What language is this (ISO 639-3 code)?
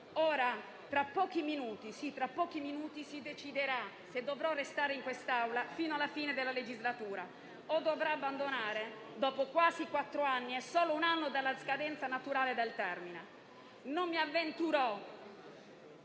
ita